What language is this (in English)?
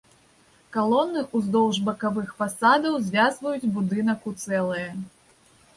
Belarusian